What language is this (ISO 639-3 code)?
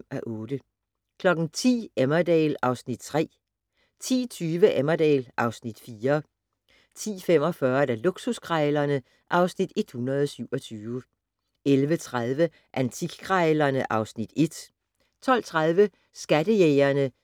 dan